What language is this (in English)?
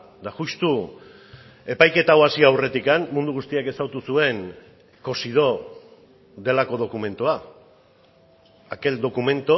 Basque